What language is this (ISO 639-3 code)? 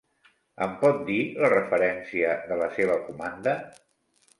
cat